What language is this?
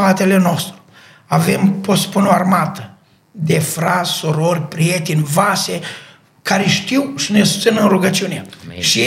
Romanian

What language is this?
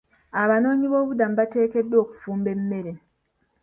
Ganda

